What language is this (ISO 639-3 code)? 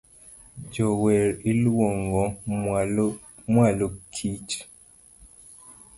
luo